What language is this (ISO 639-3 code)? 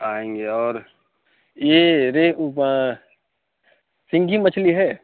urd